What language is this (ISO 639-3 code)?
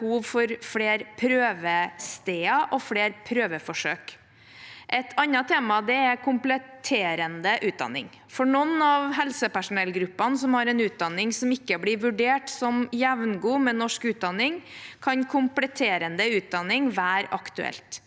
nor